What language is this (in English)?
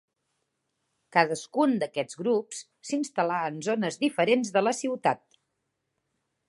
Catalan